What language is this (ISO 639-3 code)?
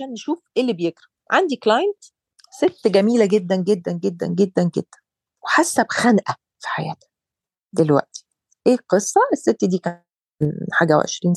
ara